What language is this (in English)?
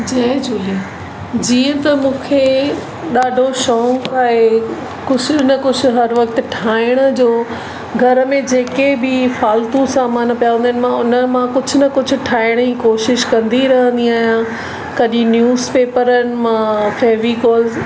Sindhi